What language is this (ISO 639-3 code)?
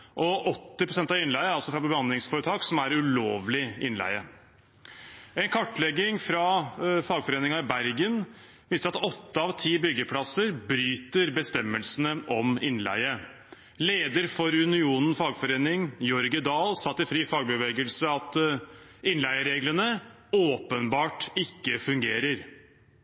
nob